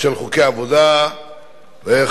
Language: Hebrew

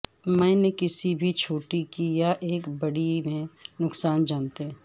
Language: Urdu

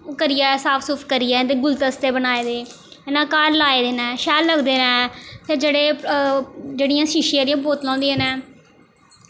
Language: Dogri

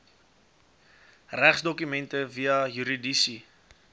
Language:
Afrikaans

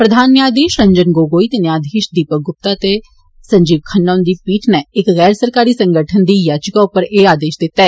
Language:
Dogri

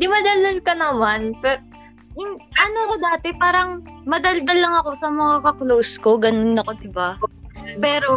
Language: Filipino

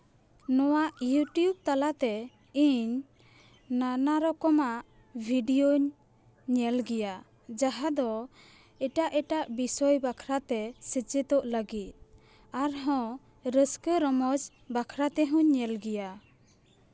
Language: Santali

